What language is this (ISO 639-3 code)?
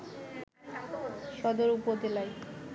ben